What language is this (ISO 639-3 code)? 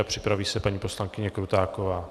ces